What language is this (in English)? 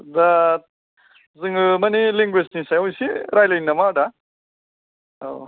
Bodo